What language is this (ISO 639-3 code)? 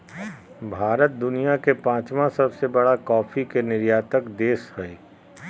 mag